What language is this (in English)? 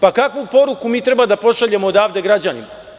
Serbian